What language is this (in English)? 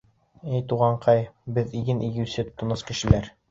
Bashkir